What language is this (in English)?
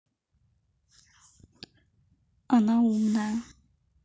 Russian